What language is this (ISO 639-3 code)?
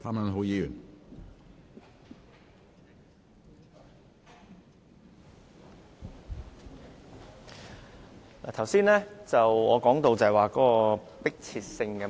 yue